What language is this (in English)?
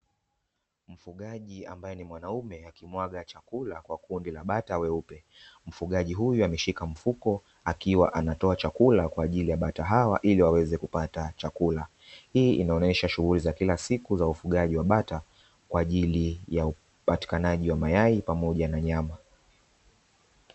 Swahili